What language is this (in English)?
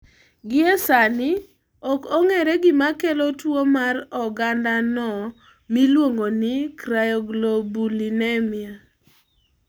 Luo (Kenya and Tanzania)